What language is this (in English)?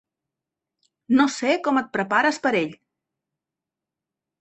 Catalan